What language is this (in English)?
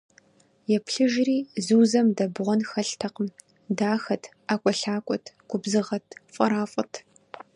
Kabardian